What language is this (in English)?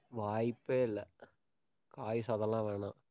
Tamil